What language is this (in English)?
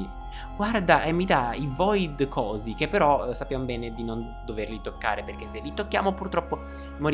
Italian